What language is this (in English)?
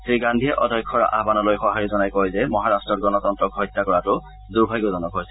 Assamese